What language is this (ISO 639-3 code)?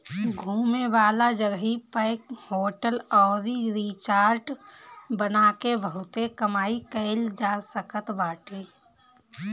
bho